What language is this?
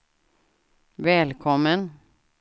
Swedish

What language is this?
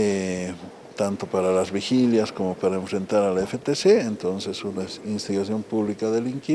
Spanish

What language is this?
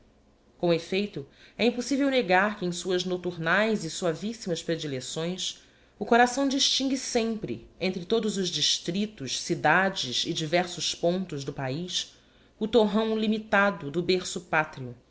Portuguese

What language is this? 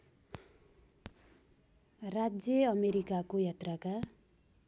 Nepali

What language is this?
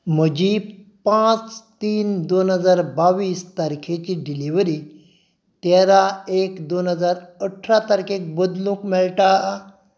Konkani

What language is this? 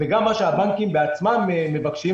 Hebrew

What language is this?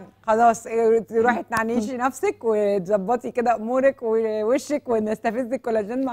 Arabic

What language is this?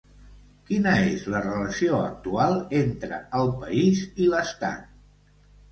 Catalan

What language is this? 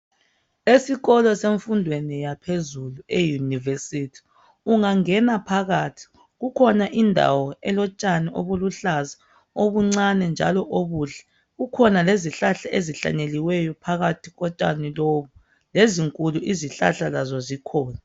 North Ndebele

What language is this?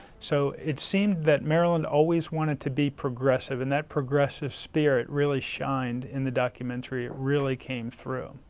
English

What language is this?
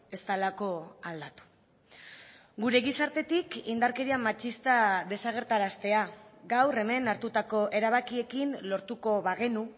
Basque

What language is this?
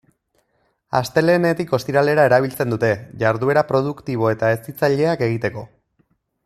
Basque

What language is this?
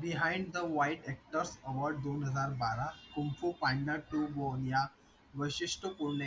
Marathi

